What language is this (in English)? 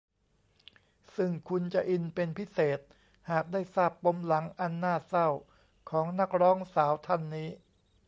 Thai